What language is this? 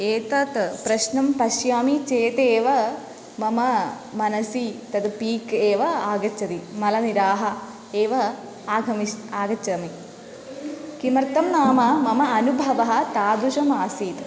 Sanskrit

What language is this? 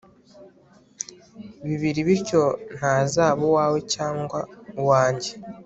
Kinyarwanda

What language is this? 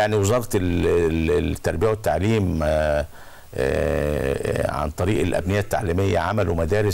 Arabic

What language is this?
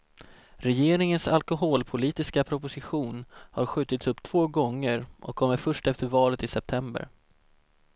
Swedish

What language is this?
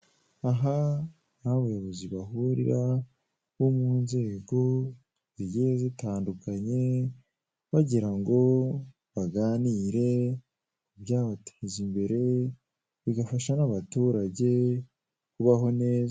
Kinyarwanda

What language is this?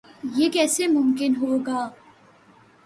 Urdu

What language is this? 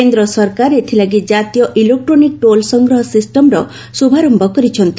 Odia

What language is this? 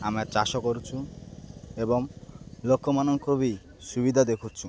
Odia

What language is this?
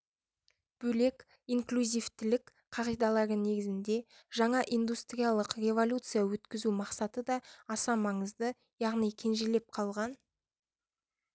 Kazakh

